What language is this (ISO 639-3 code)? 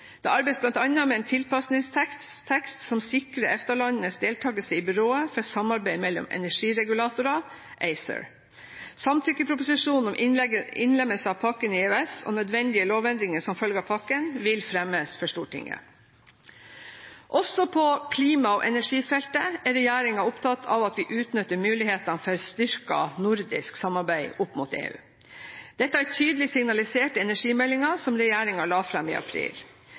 nob